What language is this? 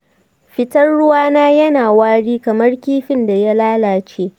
Hausa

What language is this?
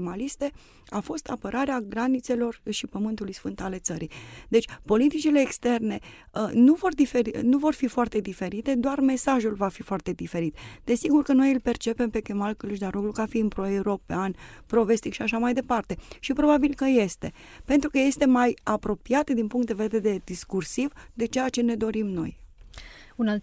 Romanian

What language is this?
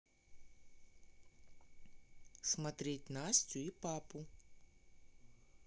Russian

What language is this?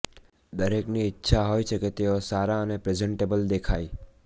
Gujarati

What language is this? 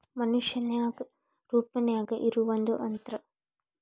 Kannada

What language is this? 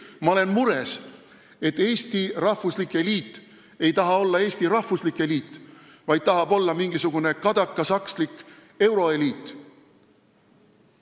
Estonian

